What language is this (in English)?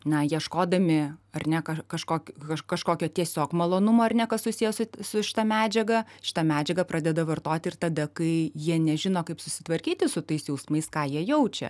Lithuanian